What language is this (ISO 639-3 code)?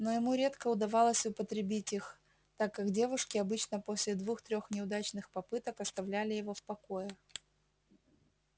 rus